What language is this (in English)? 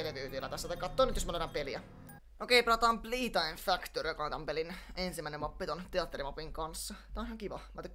Finnish